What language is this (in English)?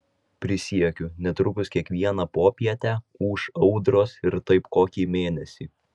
Lithuanian